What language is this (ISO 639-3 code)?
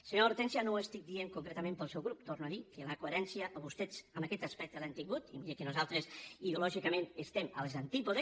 cat